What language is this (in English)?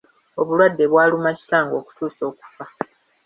Ganda